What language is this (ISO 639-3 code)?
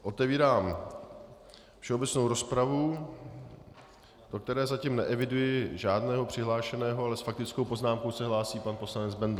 ces